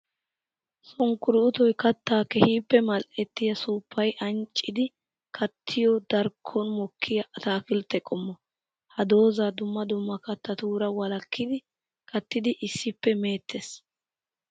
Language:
Wolaytta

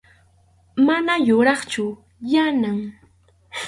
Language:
Arequipa-La Unión Quechua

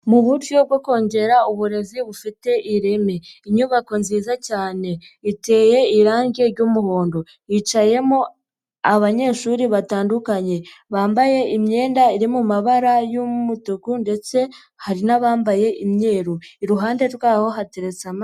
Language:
Kinyarwanda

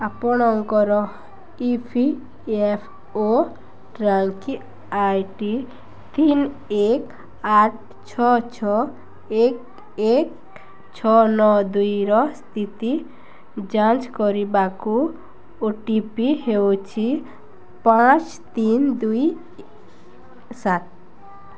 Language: Odia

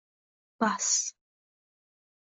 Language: Uzbek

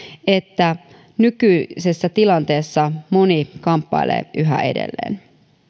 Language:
Finnish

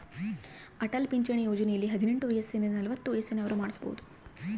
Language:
Kannada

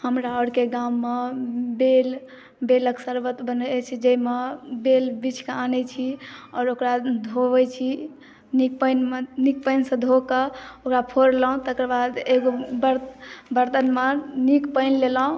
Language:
Maithili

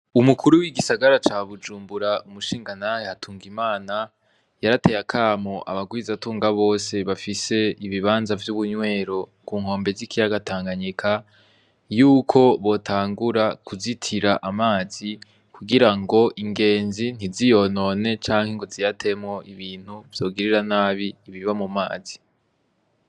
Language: Rundi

